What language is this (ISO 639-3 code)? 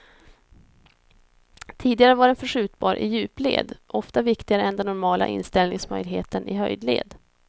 swe